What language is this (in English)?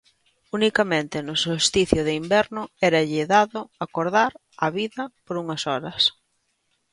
Galician